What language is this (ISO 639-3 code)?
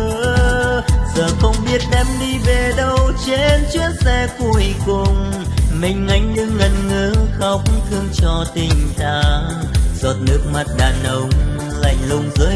vie